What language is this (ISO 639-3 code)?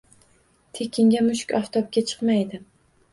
uzb